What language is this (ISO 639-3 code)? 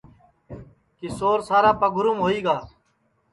ssi